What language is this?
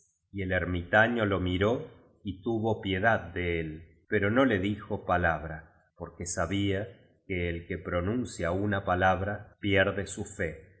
Spanish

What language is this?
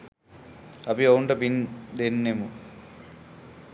Sinhala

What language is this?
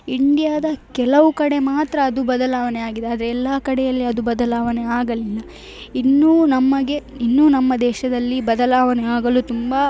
Kannada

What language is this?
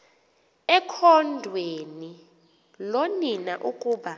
Xhosa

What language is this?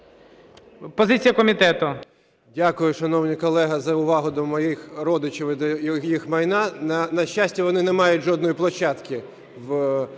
Ukrainian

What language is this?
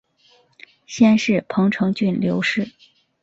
Chinese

